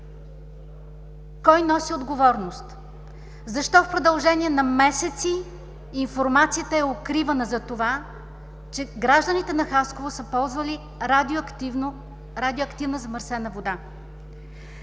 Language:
Bulgarian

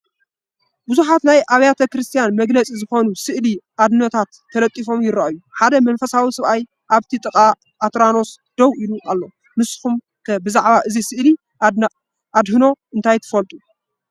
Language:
Tigrinya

